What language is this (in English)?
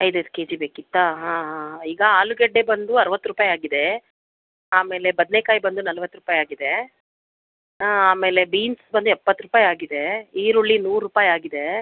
Kannada